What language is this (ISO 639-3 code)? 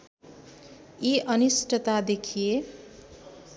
nep